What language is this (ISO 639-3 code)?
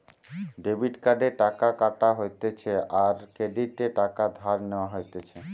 ben